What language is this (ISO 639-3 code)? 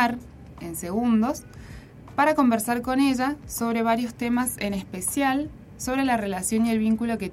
spa